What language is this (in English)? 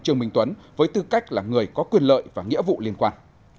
Vietnamese